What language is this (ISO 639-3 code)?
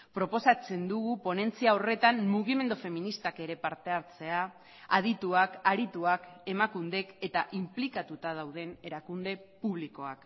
eus